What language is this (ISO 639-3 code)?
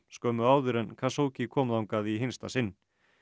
isl